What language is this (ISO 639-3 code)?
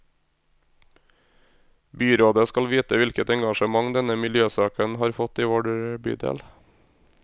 nor